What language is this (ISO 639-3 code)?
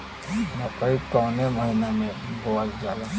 bho